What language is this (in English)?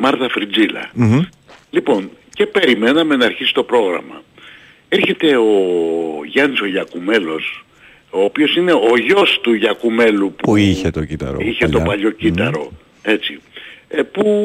Greek